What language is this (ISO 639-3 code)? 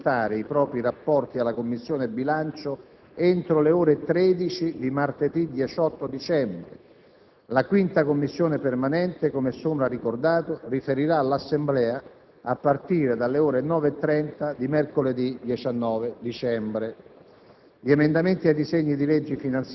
ita